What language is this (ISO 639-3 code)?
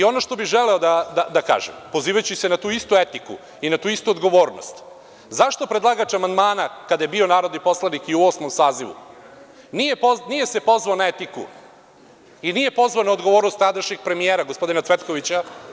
srp